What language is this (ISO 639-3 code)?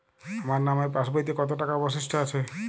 ben